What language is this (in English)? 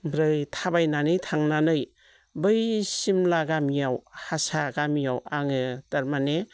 Bodo